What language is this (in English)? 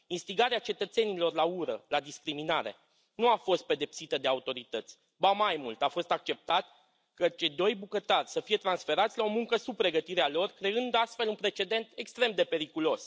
Romanian